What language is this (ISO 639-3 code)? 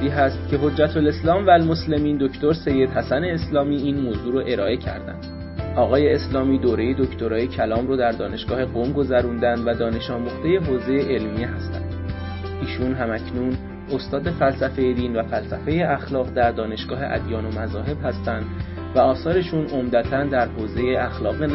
fas